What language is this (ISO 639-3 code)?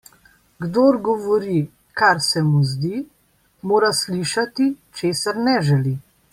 slv